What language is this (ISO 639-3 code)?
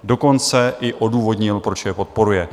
ces